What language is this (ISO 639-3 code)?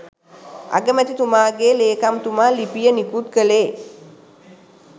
sin